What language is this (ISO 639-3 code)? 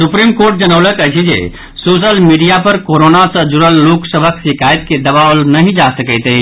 mai